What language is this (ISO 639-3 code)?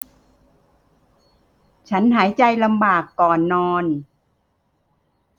tha